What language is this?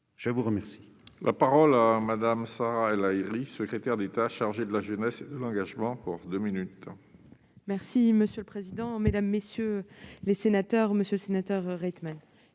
French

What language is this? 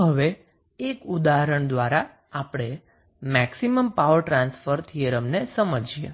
Gujarati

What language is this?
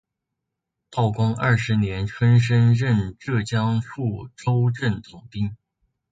Chinese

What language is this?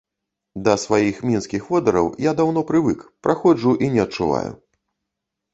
Belarusian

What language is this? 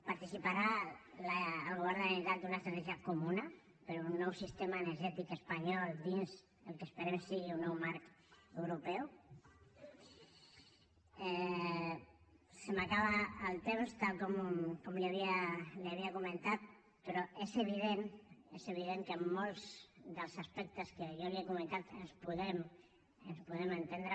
Catalan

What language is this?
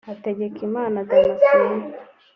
Kinyarwanda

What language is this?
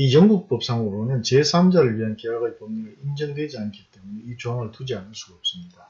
Korean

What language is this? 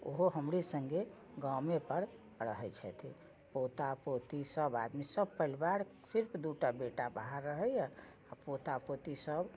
Maithili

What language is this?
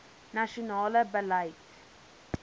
Afrikaans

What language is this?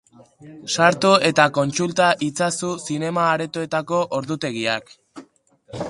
Basque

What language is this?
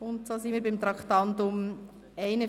Swiss German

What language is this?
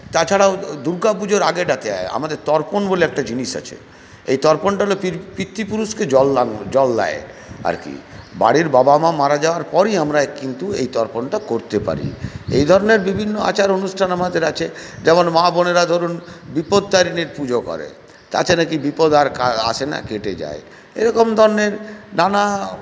Bangla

